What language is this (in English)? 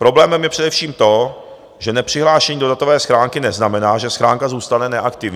Czech